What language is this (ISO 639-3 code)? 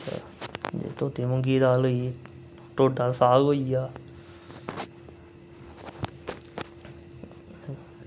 doi